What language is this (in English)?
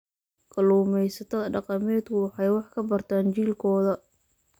Somali